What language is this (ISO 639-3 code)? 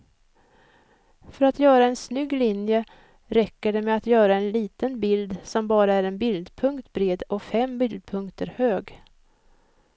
swe